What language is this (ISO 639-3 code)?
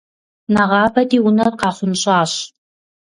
kbd